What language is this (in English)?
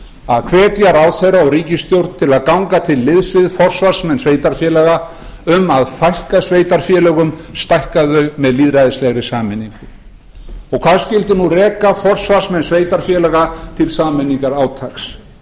Icelandic